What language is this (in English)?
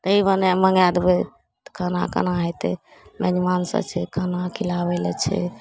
Maithili